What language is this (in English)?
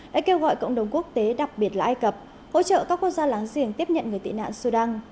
Vietnamese